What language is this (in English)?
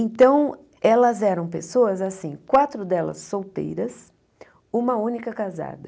Portuguese